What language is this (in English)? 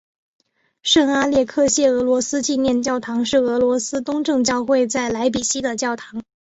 Chinese